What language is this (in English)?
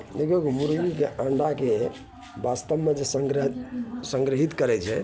Maithili